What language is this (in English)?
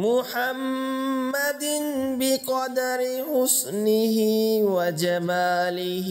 Arabic